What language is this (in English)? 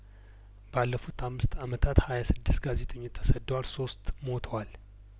Amharic